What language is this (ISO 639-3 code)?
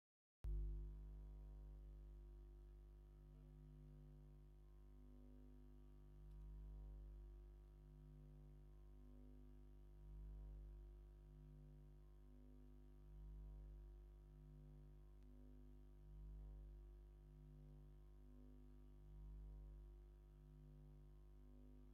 tir